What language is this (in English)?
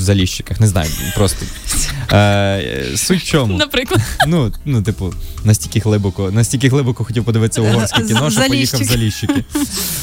Ukrainian